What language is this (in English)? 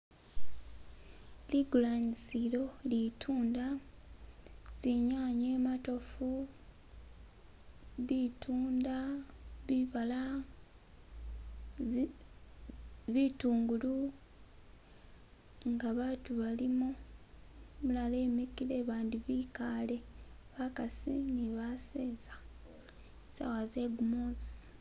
Masaaba